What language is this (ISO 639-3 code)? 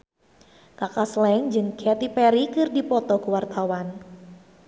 sun